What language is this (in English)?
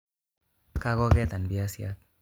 Kalenjin